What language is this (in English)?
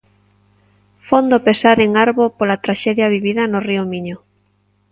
Galician